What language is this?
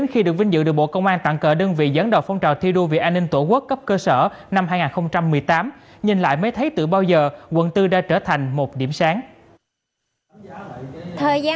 Vietnamese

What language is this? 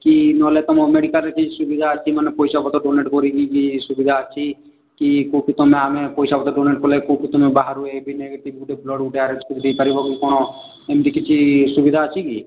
Odia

